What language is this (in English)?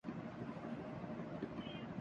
Urdu